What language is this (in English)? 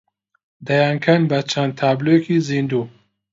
Central Kurdish